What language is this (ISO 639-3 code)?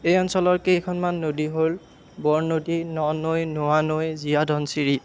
asm